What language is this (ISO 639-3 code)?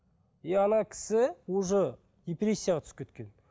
kaz